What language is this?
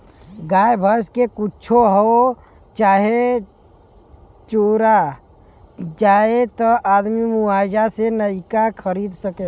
Bhojpuri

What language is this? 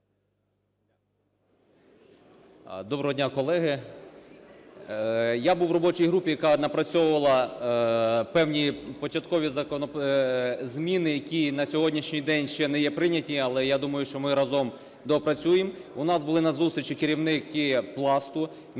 Ukrainian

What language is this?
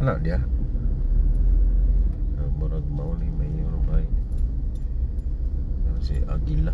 Filipino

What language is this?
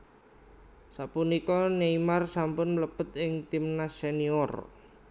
Javanese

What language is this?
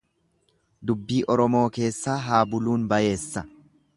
Oromo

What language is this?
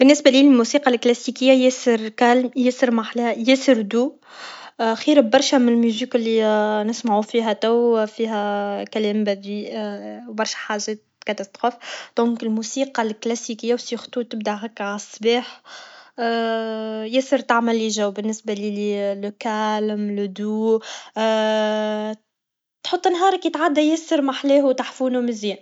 Tunisian Arabic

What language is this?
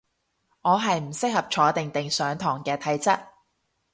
Cantonese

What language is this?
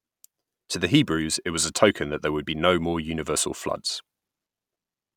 English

